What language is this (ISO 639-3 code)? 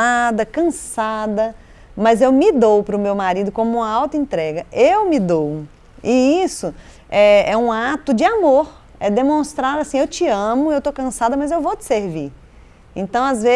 por